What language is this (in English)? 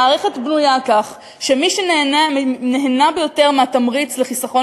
Hebrew